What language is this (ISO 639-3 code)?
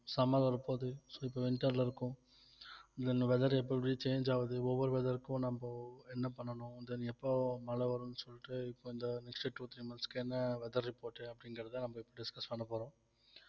tam